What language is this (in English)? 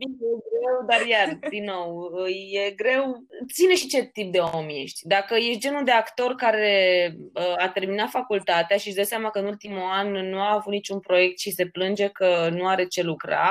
Romanian